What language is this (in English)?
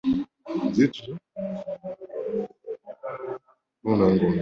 Ganda